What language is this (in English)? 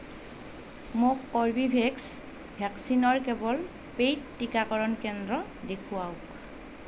Assamese